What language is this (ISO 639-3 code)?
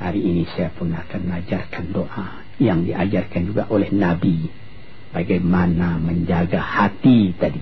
msa